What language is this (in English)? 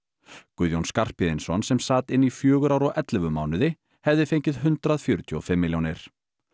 Icelandic